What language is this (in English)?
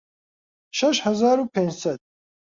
Central Kurdish